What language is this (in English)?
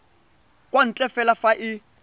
Tswana